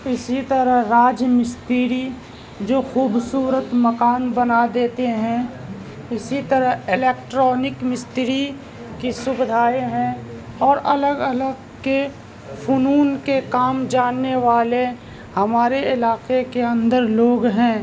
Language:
Urdu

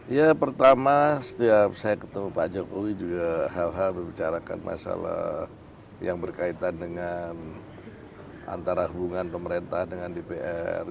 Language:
Indonesian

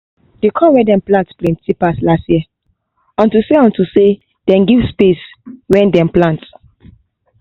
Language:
Nigerian Pidgin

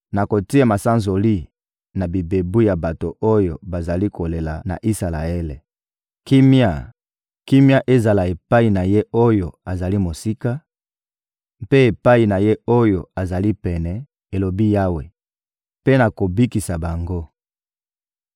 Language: Lingala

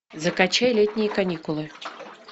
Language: Russian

